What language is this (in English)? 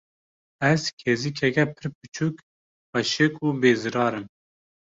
Kurdish